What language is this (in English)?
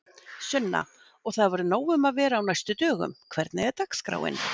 Icelandic